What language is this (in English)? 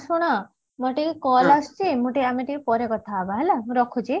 Odia